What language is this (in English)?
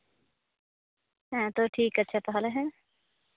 Santali